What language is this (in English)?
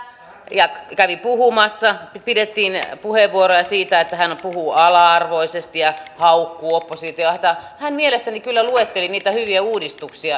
Finnish